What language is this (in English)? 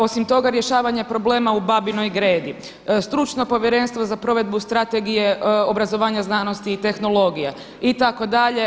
Croatian